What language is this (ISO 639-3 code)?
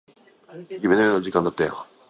jpn